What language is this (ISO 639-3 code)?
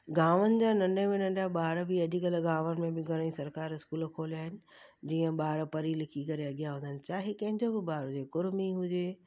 snd